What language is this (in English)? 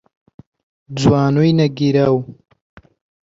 Central Kurdish